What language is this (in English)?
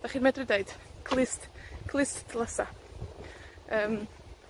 Welsh